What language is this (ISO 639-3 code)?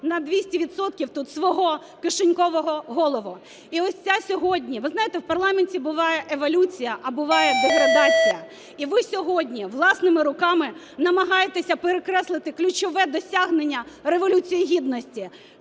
ukr